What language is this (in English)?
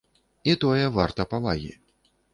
Belarusian